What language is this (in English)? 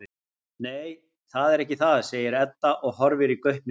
Icelandic